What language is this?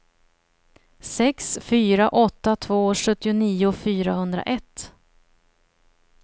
Swedish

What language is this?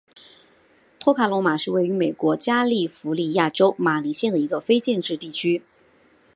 Chinese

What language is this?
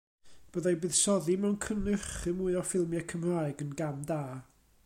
Welsh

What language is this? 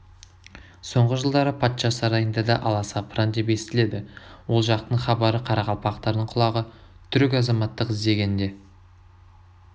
Kazakh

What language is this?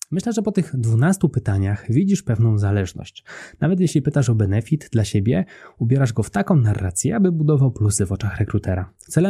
Polish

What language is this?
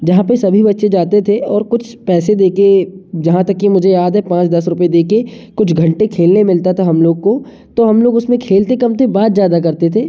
Hindi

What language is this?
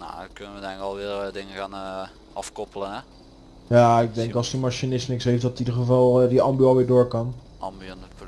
Dutch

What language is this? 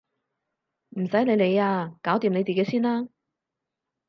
Cantonese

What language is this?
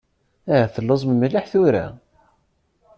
Kabyle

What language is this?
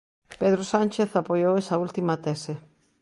Galician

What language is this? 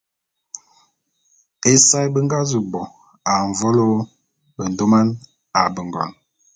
Bulu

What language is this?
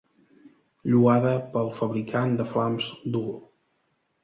Catalan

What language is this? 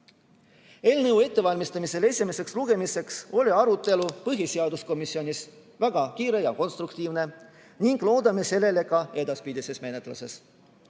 Estonian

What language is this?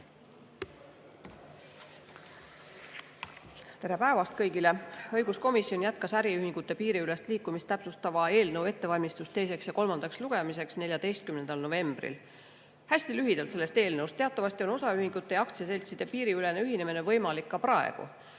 Estonian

